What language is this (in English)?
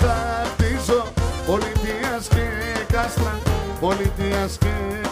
Greek